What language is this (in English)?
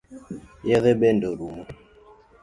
Luo (Kenya and Tanzania)